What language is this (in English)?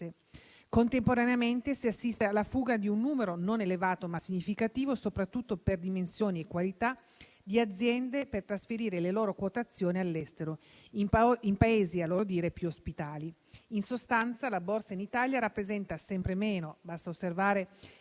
Italian